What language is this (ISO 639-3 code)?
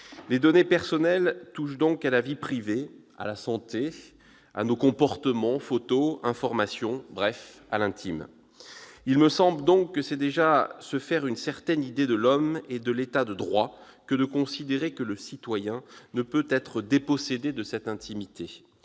fra